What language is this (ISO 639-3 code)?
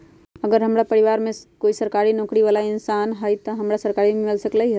mag